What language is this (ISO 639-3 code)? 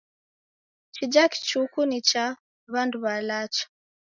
dav